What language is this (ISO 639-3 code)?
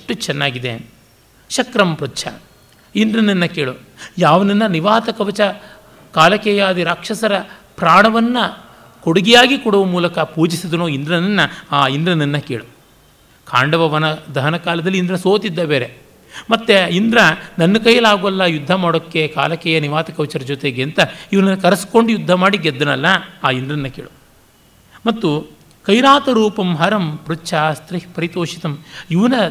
kan